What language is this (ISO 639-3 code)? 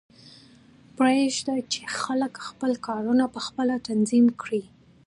pus